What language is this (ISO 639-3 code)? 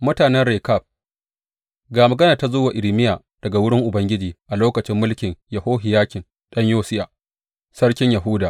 hau